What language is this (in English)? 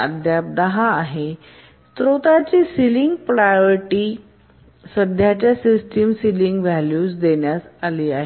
Marathi